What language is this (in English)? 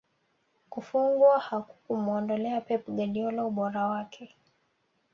Swahili